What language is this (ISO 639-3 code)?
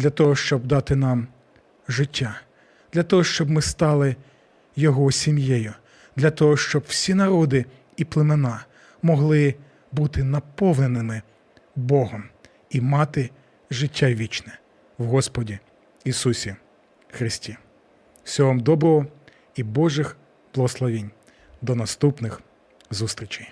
ukr